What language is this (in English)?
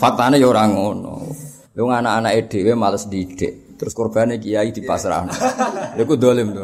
Malay